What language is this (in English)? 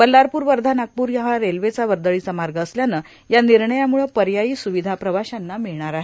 Marathi